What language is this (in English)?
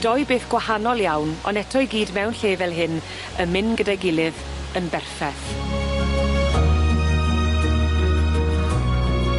Welsh